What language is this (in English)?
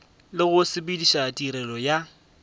Northern Sotho